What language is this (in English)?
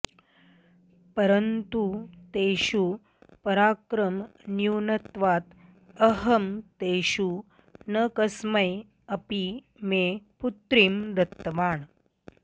Sanskrit